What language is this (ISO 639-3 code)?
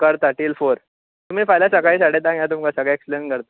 kok